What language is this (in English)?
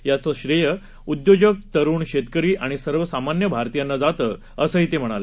Marathi